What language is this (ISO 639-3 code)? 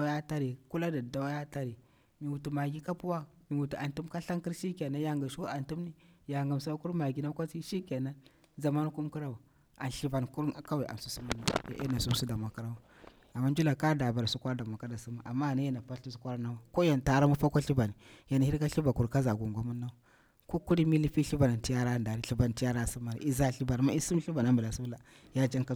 bwr